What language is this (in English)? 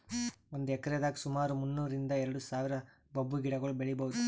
Kannada